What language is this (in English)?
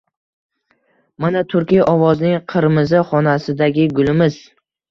Uzbek